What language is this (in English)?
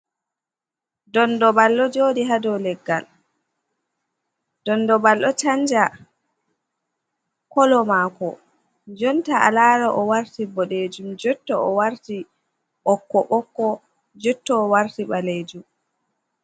Fula